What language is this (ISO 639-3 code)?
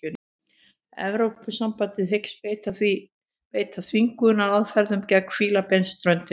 isl